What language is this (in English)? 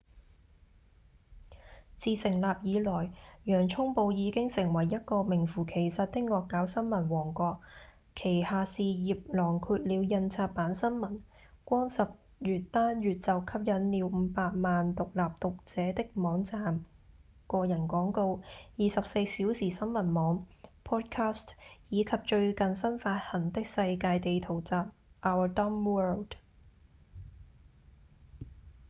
Cantonese